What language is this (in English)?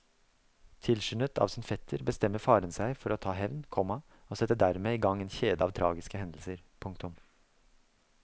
Norwegian